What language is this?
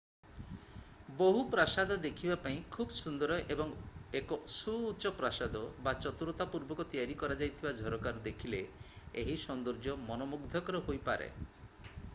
Odia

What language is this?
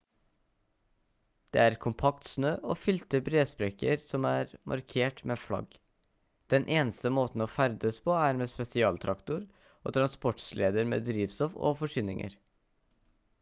Norwegian Bokmål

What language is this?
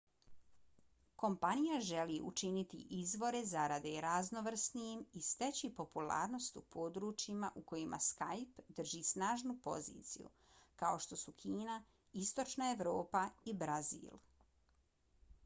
Bosnian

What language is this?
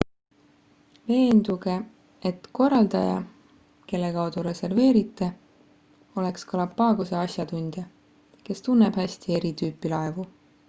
Estonian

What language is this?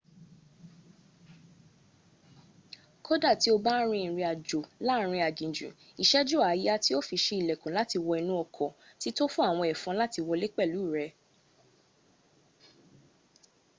Yoruba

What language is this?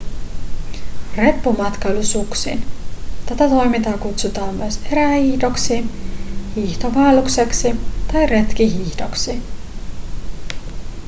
Finnish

